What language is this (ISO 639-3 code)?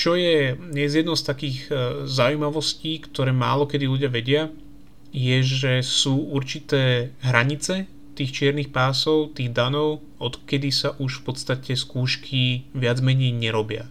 slk